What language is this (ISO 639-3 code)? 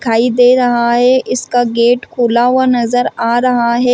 hin